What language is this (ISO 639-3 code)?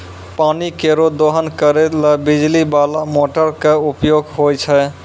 mai